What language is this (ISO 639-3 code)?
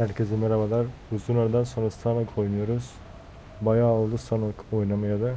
tur